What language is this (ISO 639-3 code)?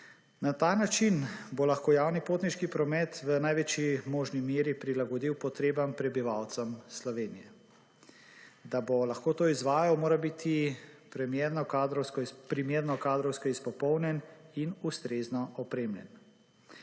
slv